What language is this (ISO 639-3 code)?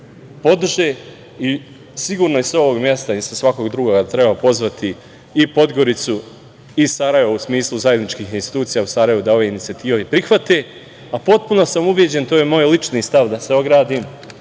srp